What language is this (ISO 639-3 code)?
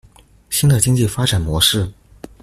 zho